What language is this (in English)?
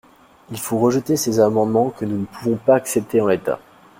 French